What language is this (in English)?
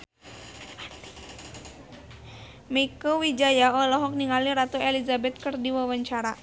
Sundanese